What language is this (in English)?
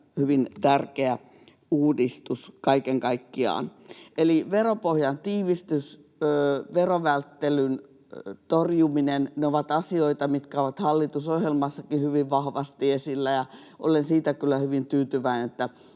Finnish